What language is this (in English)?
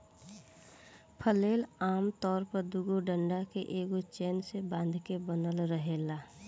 Bhojpuri